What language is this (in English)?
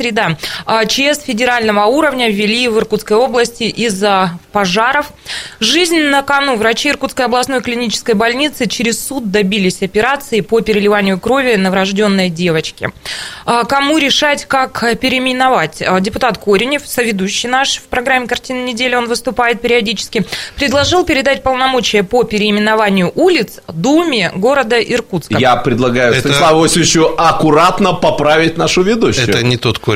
Russian